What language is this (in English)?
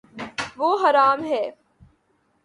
Urdu